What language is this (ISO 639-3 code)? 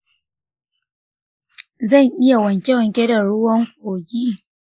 hau